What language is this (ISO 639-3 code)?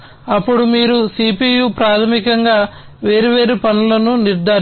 tel